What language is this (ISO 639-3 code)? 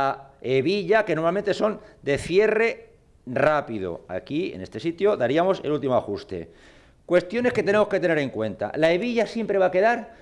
spa